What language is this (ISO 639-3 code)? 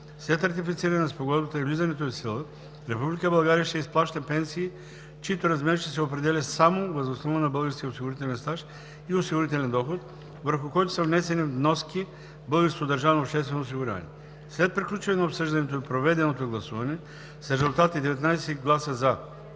bul